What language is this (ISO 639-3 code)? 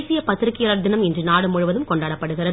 tam